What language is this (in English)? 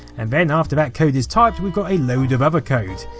English